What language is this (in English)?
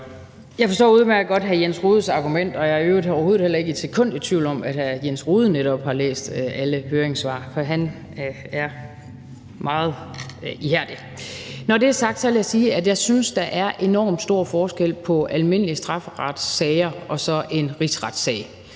Danish